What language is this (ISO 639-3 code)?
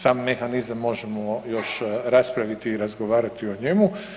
hrv